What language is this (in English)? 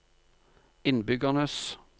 Norwegian